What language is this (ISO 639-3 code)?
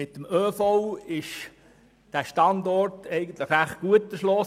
gsw